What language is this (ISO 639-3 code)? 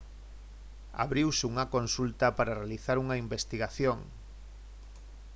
glg